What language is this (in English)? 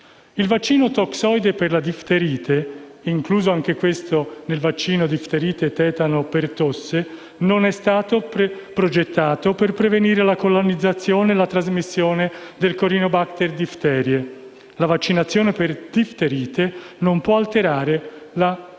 Italian